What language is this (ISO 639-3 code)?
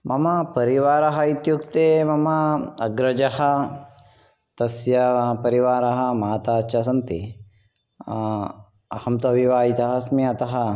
san